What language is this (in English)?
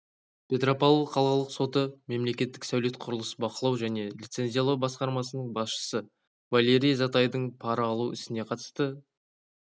Kazakh